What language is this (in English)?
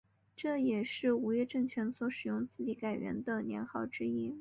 Chinese